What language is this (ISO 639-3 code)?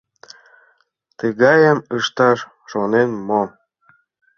chm